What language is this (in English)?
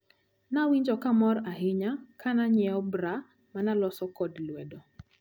Luo (Kenya and Tanzania)